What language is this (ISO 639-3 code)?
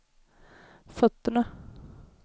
swe